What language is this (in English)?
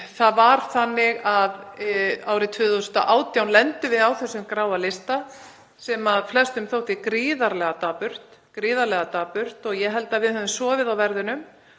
Icelandic